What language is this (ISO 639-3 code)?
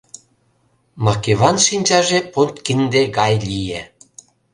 chm